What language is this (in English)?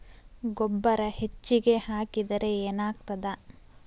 Kannada